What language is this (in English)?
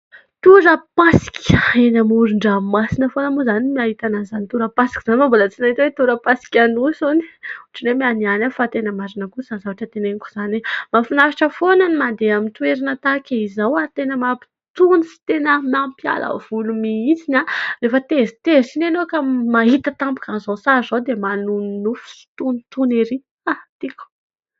Malagasy